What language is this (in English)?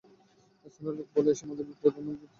Bangla